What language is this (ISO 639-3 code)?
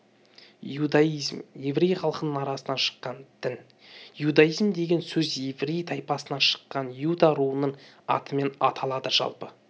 kaz